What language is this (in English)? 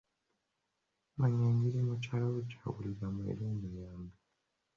Ganda